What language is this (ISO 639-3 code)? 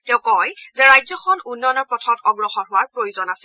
asm